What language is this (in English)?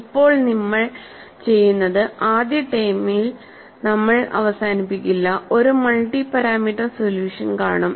Malayalam